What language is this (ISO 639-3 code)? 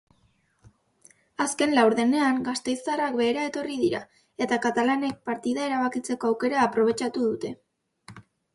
eus